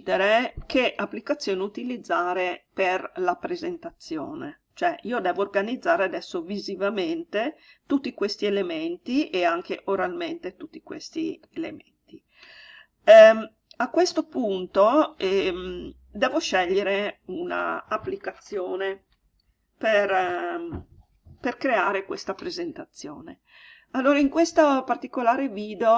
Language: Italian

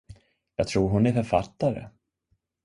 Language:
Swedish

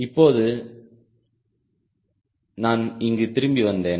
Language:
Tamil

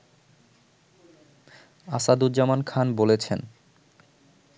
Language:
Bangla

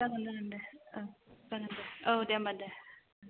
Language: Bodo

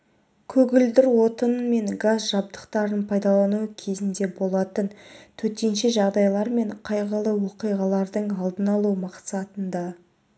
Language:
Kazakh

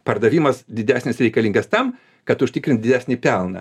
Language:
Lithuanian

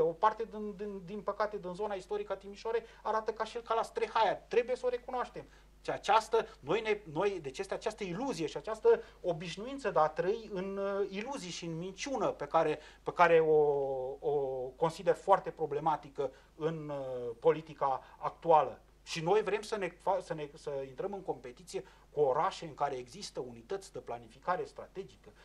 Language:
Romanian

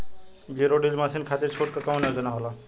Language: Bhojpuri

